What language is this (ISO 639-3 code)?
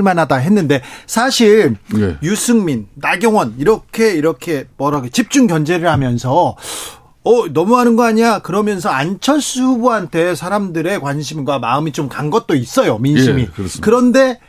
kor